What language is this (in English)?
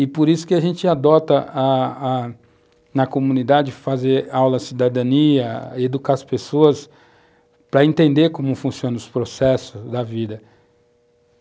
Portuguese